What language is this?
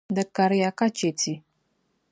Dagbani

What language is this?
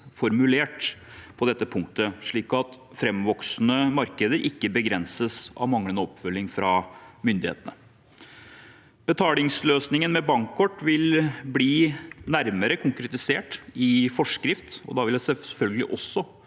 Norwegian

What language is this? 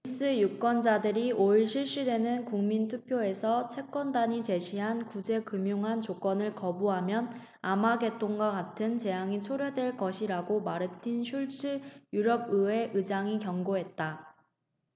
Korean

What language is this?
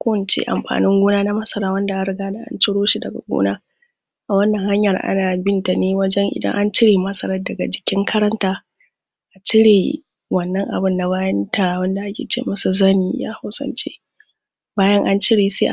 Hausa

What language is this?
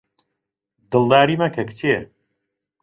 Central Kurdish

